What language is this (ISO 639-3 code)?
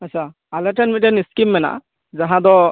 sat